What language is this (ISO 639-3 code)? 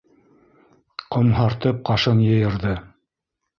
bak